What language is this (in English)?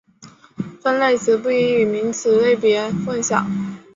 Chinese